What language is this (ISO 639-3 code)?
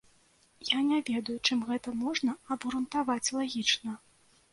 bel